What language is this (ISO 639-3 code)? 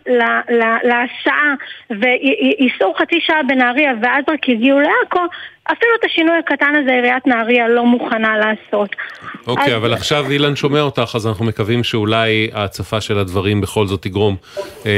heb